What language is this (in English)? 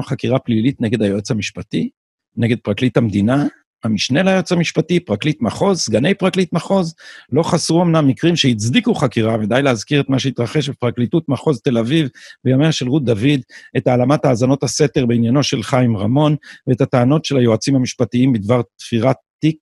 Hebrew